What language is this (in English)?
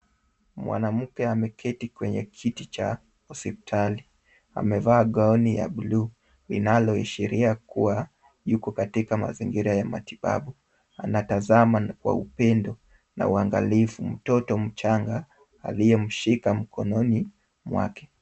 Swahili